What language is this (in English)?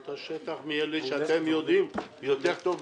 Hebrew